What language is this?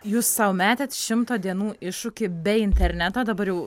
Lithuanian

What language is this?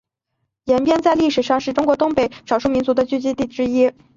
Chinese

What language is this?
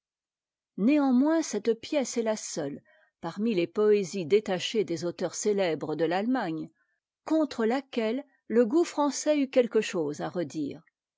French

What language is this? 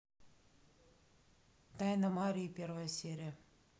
Russian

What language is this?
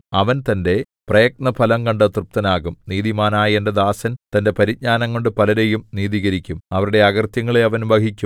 Malayalam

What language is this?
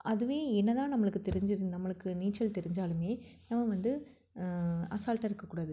Tamil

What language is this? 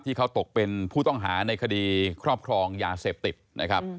Thai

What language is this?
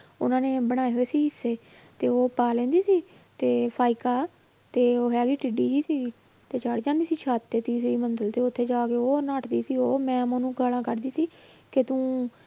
Punjabi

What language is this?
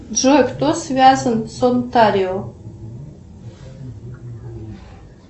Russian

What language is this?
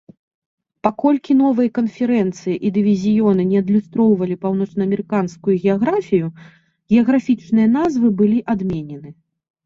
Belarusian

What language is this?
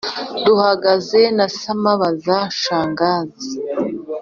Kinyarwanda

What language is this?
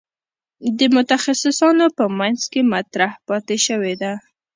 Pashto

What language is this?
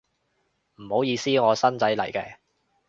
Cantonese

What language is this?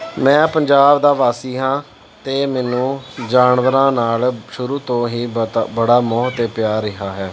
Punjabi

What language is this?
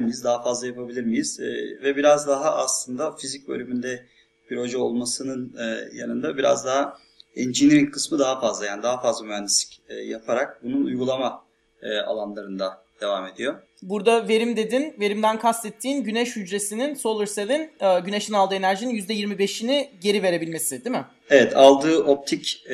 Turkish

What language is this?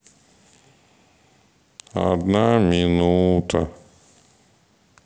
Russian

